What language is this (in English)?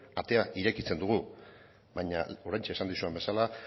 Basque